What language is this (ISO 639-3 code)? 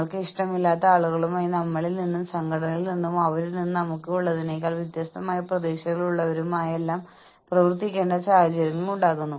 mal